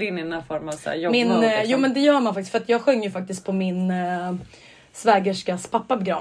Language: Swedish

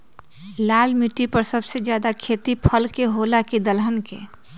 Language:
Magahi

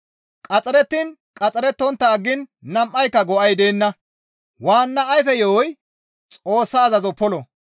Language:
Gamo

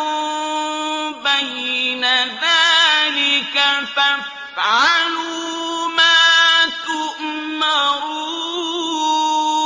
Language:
Arabic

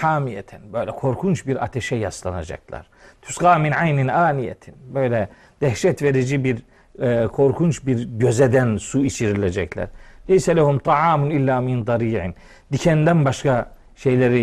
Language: Turkish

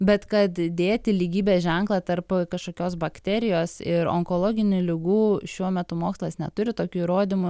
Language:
Lithuanian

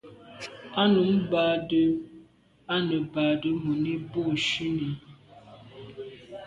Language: Medumba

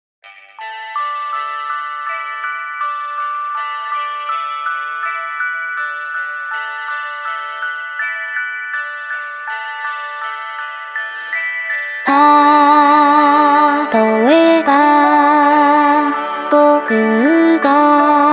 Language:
Japanese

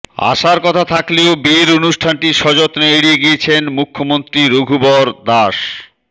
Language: Bangla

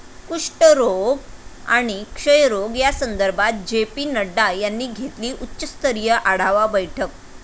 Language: Marathi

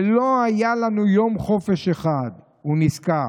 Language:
Hebrew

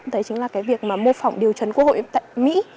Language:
Vietnamese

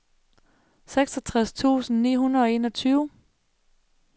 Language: Danish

